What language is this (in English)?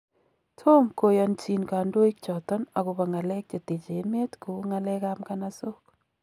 Kalenjin